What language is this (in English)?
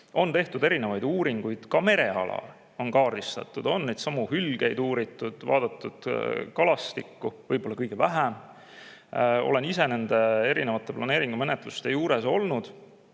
Estonian